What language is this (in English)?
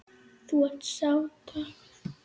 Icelandic